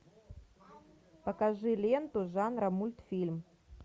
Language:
Russian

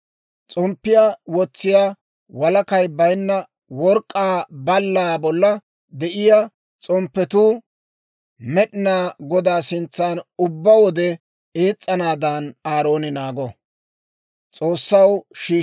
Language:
Dawro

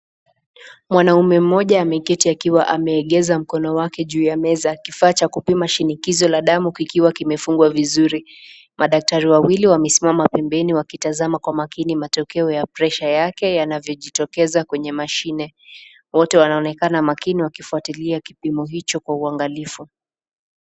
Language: Swahili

